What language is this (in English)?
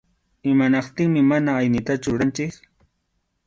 Arequipa-La Unión Quechua